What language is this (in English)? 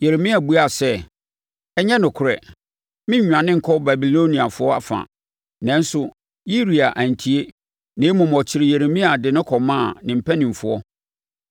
Akan